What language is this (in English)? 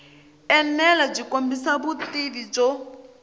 Tsonga